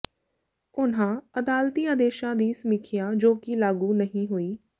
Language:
Punjabi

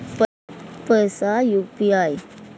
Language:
Maithili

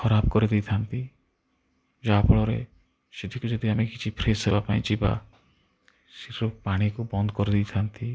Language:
Odia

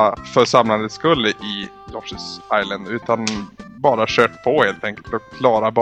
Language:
Swedish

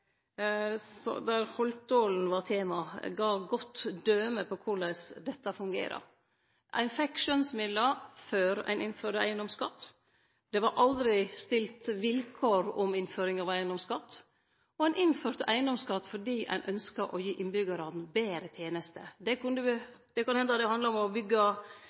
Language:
Norwegian Nynorsk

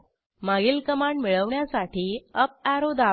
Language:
Marathi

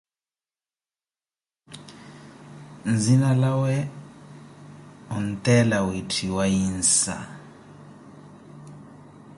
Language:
Koti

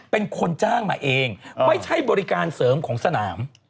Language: Thai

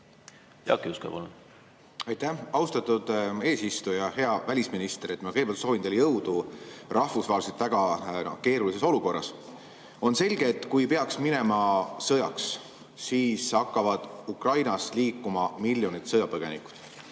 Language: Estonian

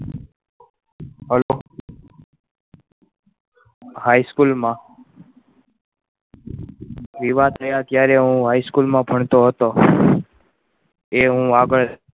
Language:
Gujarati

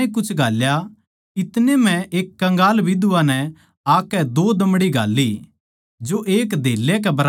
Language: Haryanvi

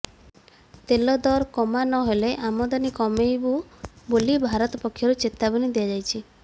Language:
Odia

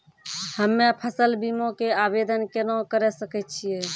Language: Maithili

